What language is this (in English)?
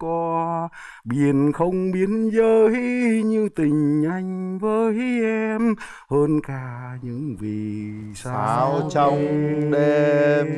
Vietnamese